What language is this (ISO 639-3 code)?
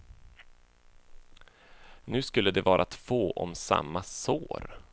swe